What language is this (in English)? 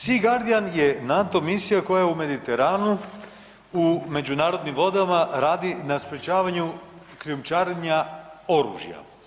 Croatian